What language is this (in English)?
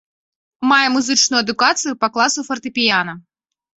Belarusian